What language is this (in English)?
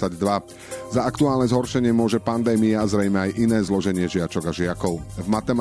Slovak